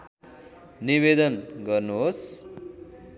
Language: Nepali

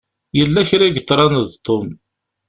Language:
Kabyle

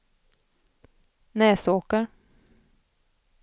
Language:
Swedish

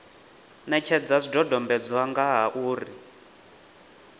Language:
Venda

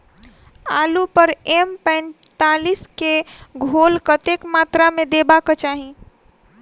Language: Maithili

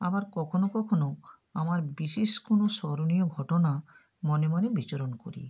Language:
Bangla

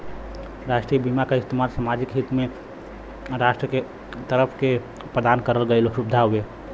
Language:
Bhojpuri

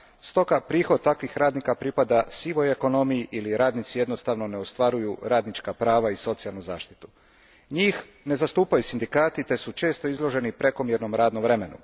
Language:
Croatian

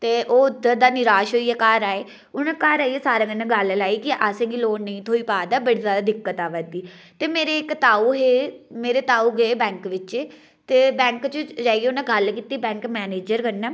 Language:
Dogri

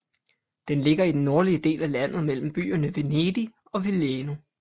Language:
Danish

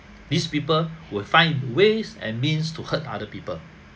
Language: English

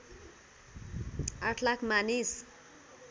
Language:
Nepali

